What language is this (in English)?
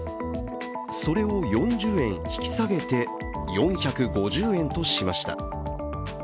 Japanese